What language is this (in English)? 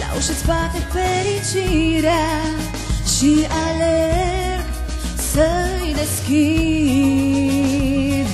Romanian